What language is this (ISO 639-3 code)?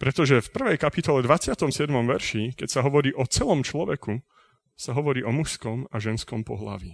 slk